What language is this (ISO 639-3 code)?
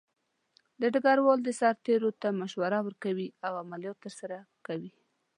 pus